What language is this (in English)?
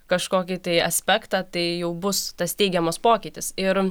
Lithuanian